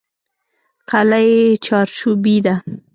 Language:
Pashto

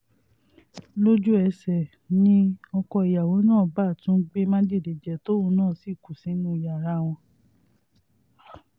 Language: Yoruba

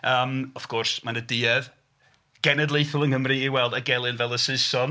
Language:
Welsh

